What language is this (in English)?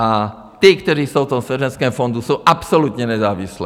Czech